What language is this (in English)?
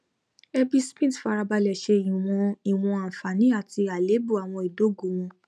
Yoruba